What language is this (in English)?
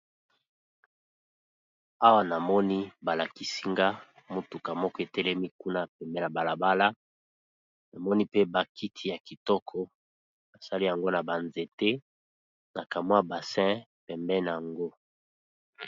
Lingala